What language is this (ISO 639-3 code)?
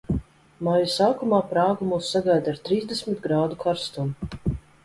lav